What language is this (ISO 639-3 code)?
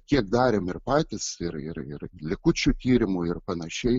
lit